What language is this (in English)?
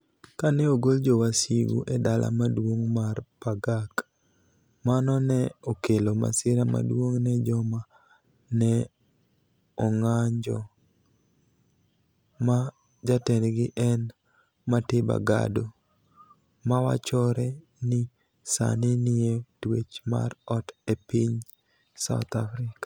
Luo (Kenya and Tanzania)